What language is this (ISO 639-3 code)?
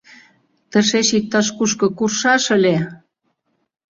chm